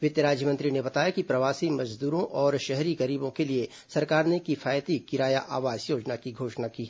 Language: Hindi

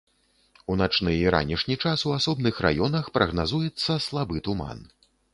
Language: Belarusian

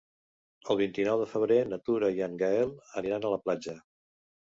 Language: Catalan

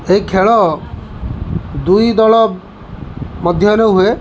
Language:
Odia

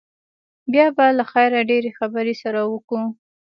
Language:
Pashto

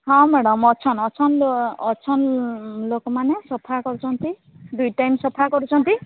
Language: Odia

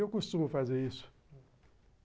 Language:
Portuguese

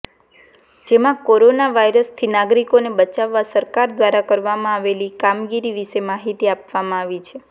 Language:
Gujarati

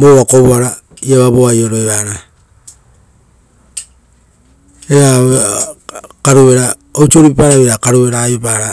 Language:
Rotokas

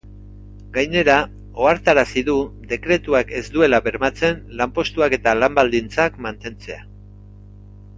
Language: Basque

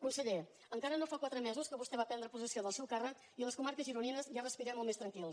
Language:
Catalan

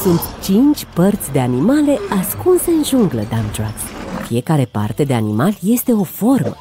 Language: Romanian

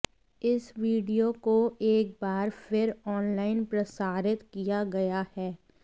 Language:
Hindi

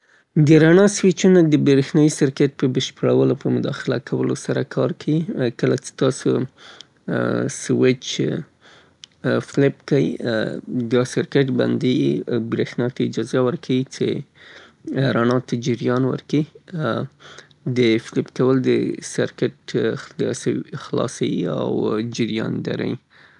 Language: Southern Pashto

